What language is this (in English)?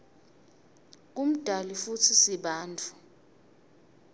Swati